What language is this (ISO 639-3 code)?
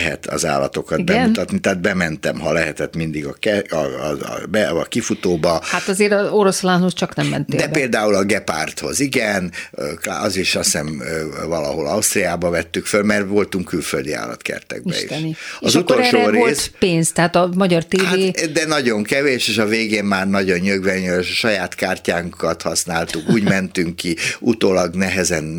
hun